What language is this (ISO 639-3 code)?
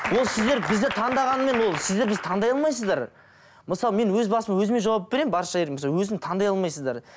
kaz